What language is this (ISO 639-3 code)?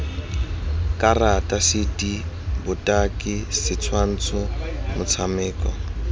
tsn